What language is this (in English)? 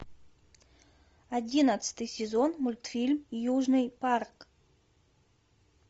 Russian